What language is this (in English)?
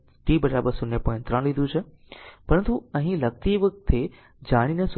Gujarati